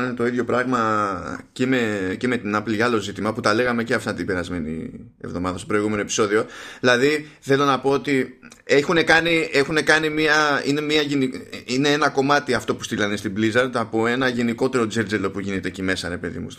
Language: Greek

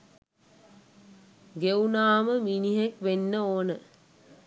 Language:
Sinhala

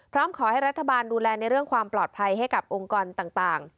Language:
Thai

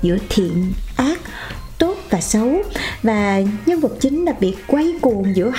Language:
Vietnamese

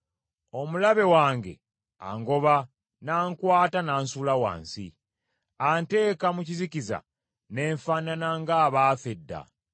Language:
Ganda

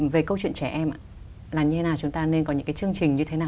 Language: Vietnamese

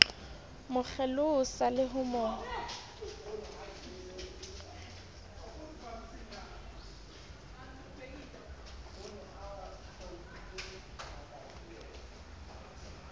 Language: Southern Sotho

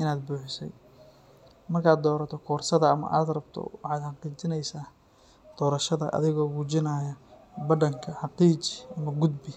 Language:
Somali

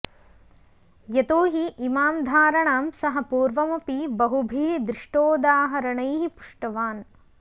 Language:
Sanskrit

